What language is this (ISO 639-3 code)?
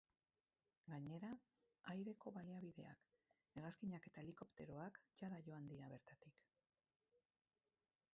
eus